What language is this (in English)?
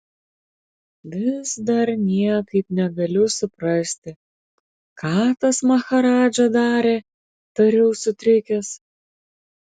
Lithuanian